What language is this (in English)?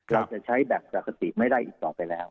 Thai